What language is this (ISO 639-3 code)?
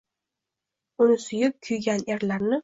uzb